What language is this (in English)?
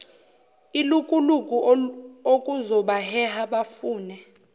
Zulu